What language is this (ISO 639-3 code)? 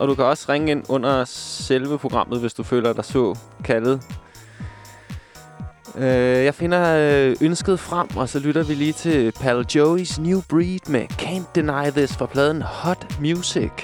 dan